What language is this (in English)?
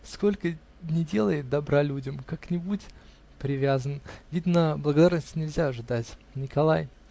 Russian